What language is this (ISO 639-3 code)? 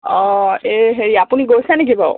asm